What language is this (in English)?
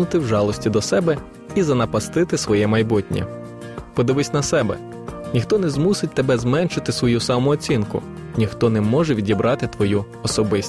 Ukrainian